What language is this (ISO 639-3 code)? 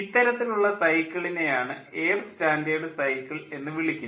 mal